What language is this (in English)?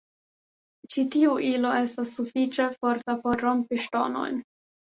Esperanto